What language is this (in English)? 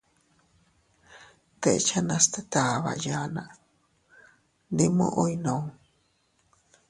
Teutila Cuicatec